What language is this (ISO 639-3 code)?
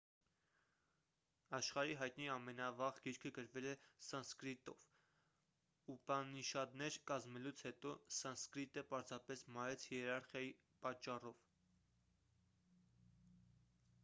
hye